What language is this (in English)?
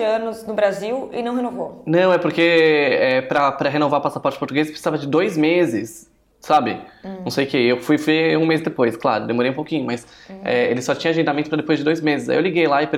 Portuguese